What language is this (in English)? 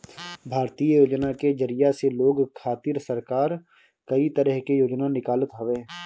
Bhojpuri